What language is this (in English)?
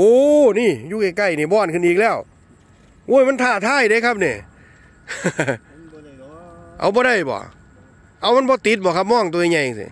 Thai